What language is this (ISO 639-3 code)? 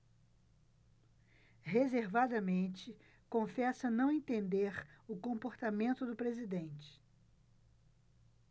por